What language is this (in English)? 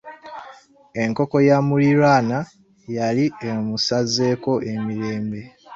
Ganda